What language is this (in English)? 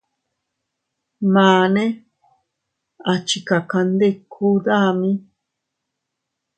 Teutila Cuicatec